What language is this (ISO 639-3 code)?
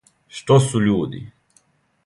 srp